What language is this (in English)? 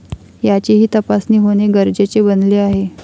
Marathi